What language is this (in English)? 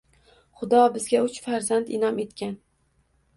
Uzbek